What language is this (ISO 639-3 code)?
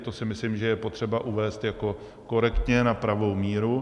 ces